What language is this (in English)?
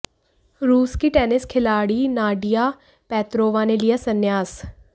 Hindi